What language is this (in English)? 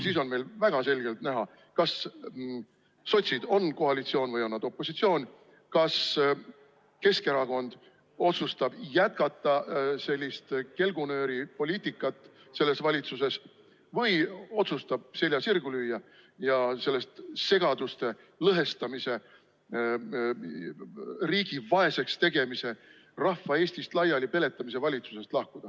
Estonian